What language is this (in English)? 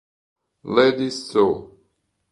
Italian